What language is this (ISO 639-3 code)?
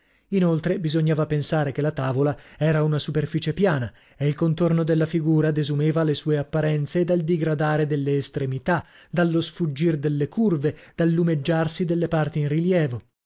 ita